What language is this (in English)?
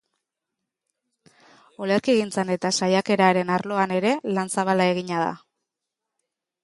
Basque